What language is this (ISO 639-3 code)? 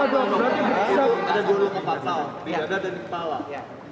ind